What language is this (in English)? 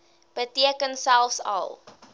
Afrikaans